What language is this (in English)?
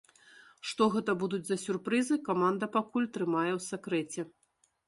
Belarusian